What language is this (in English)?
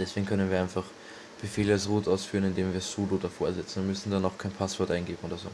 German